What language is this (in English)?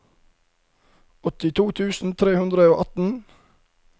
Norwegian